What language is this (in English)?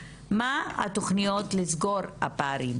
Hebrew